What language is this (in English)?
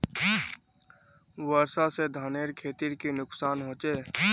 Magahi